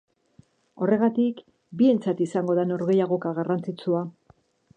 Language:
Basque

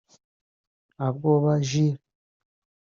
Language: Kinyarwanda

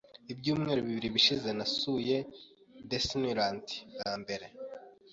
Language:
Kinyarwanda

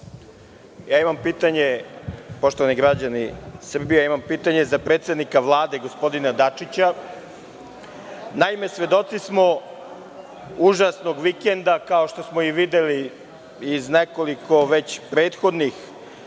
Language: Serbian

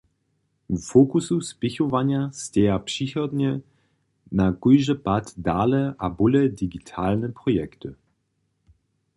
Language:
Upper Sorbian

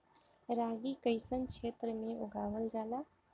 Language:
Bhojpuri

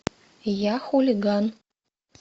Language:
Russian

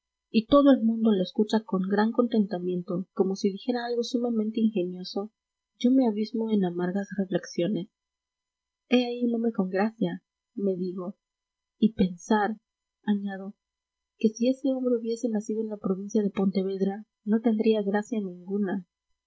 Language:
Spanish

